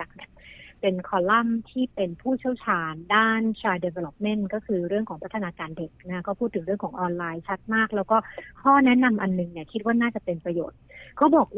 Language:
Thai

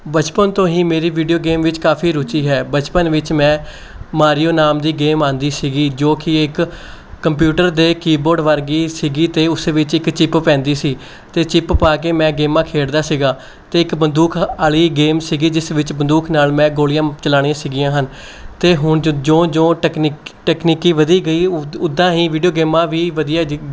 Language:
Punjabi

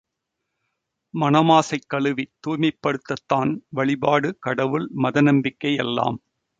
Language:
Tamil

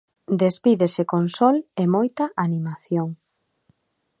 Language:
Galician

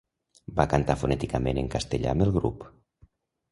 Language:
Catalan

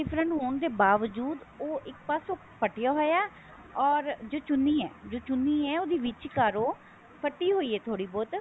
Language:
Punjabi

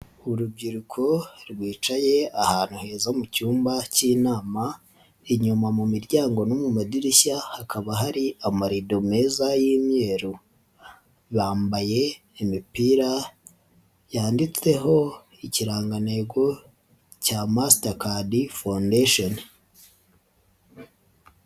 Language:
Kinyarwanda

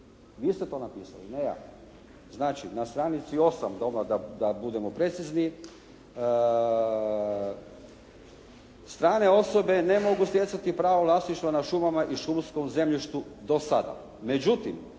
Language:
Croatian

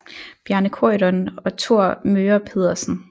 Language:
Danish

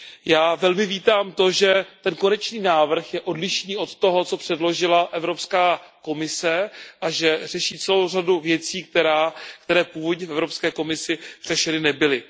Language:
Czech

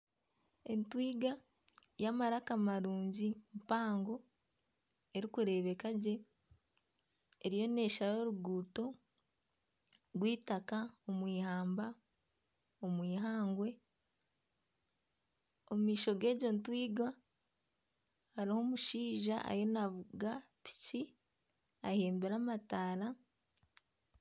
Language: Nyankole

